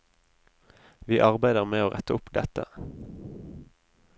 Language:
Norwegian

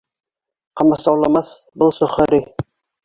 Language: Bashkir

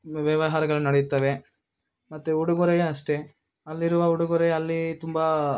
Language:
Kannada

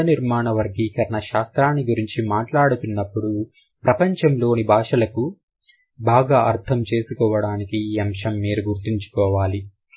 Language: Telugu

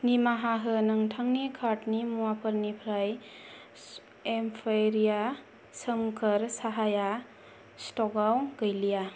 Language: Bodo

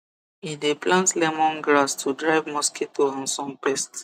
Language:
Nigerian Pidgin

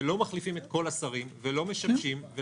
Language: Hebrew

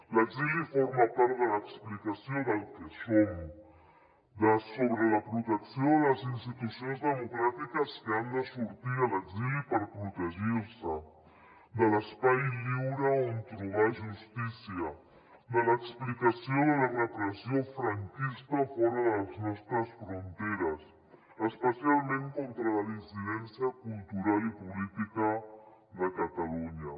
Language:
Catalan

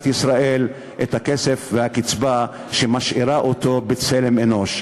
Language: Hebrew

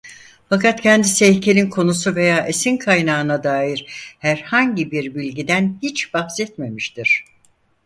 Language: Turkish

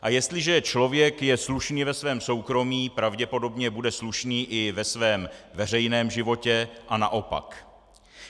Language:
Czech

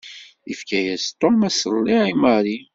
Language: Kabyle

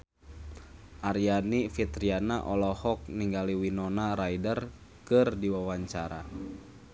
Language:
Sundanese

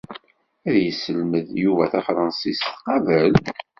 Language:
Kabyle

